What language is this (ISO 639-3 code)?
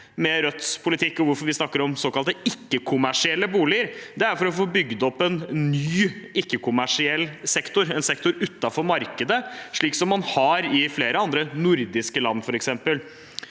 nor